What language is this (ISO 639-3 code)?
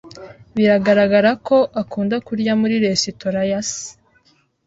kin